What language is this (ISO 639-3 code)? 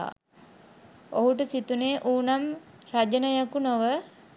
sin